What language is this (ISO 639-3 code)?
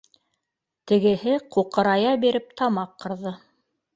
bak